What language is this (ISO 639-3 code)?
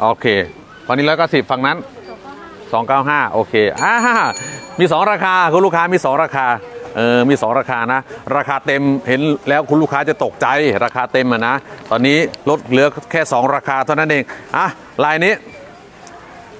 tha